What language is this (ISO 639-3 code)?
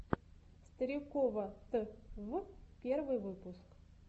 rus